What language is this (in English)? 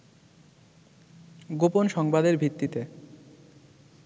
Bangla